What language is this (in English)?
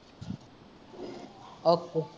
Punjabi